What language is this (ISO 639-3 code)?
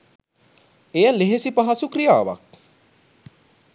sin